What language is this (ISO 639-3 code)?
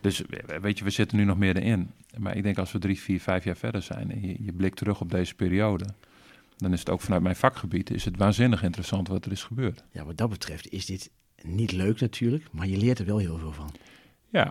nld